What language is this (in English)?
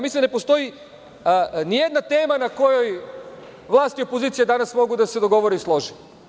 Serbian